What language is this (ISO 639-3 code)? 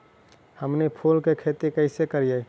mag